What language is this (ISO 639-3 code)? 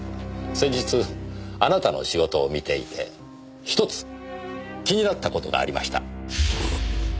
jpn